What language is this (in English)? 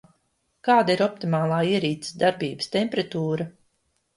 Latvian